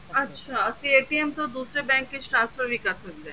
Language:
Punjabi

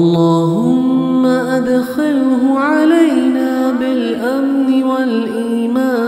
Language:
Arabic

